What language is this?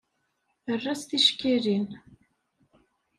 Kabyle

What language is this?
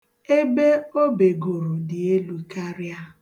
Igbo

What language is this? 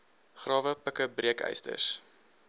Afrikaans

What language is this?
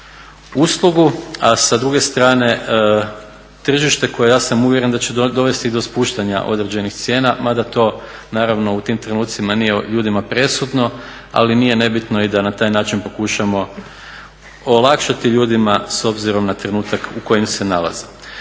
Croatian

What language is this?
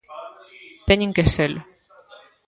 Galician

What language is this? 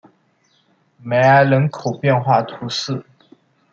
Chinese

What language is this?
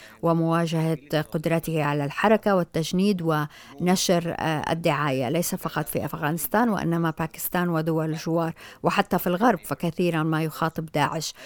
Arabic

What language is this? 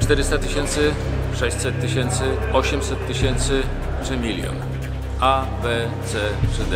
Polish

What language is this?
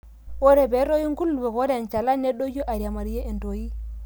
Masai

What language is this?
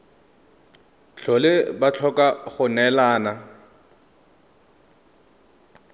Tswana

